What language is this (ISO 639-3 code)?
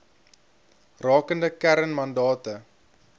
afr